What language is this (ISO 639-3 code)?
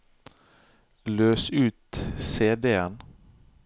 nor